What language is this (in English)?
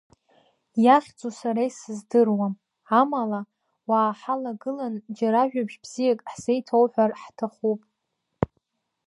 Abkhazian